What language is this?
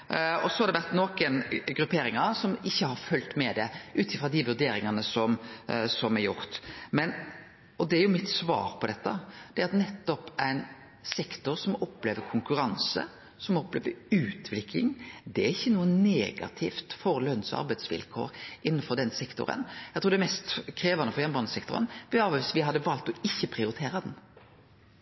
Norwegian Nynorsk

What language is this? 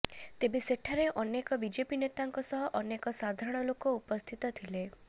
Odia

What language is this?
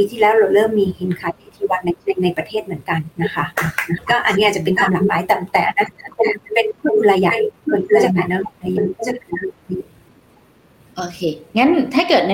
Thai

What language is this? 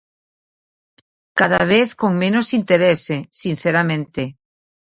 Galician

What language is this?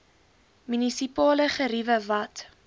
Afrikaans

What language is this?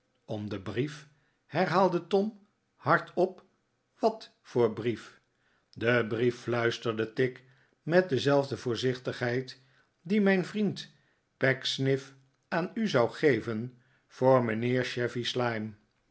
Dutch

